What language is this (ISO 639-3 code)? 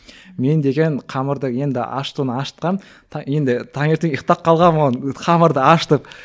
kaz